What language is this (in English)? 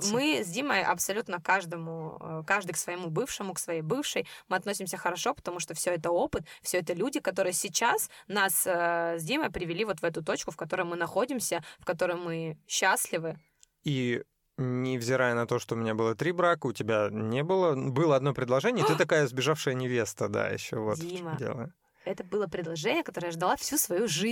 Russian